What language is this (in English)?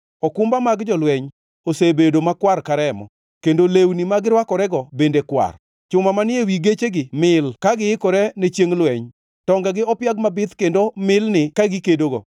Luo (Kenya and Tanzania)